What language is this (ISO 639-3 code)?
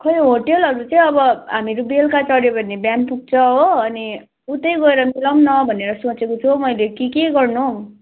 nep